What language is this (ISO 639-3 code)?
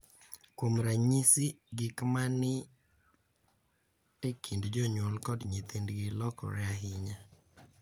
luo